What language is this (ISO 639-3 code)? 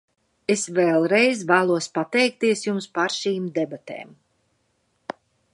lav